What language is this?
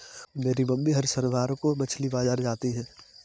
Hindi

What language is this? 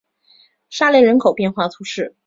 Chinese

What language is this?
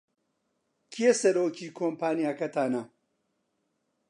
Central Kurdish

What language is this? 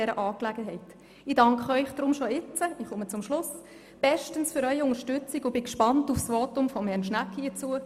Swiss German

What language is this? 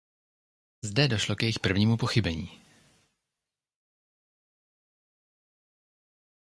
Czech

